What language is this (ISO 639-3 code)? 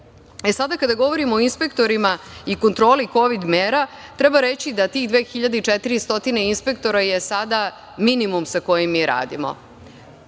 srp